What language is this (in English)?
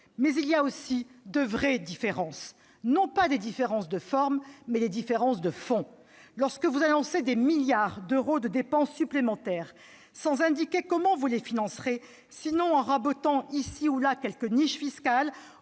French